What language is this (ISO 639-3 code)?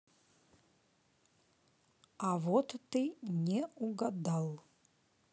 rus